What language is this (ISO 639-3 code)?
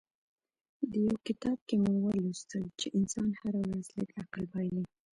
pus